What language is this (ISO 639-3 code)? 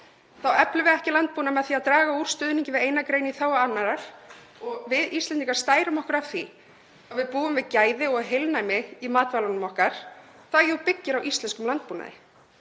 isl